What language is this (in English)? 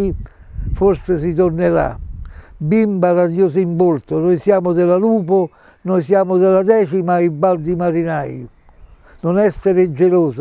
Italian